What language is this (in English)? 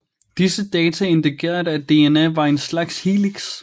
Danish